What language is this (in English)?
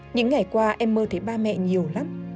Vietnamese